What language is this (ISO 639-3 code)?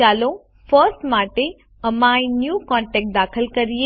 guj